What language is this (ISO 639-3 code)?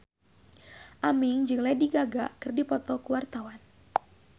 sun